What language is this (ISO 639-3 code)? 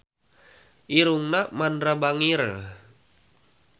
sun